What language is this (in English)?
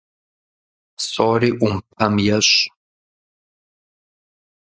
Kabardian